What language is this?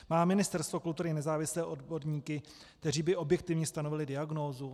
Czech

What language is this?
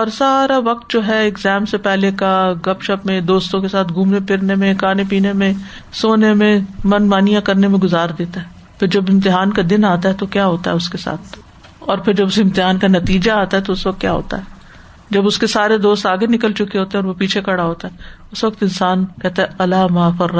Urdu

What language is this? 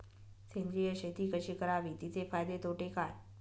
Marathi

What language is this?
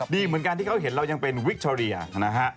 Thai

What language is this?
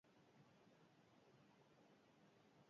Basque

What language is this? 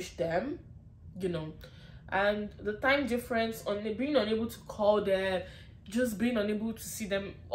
English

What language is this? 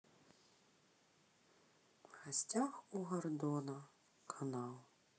Russian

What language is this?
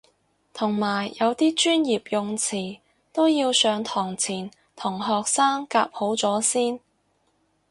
Cantonese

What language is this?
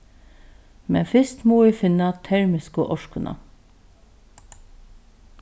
Faroese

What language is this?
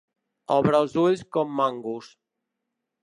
Catalan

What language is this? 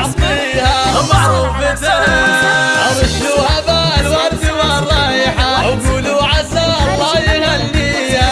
Arabic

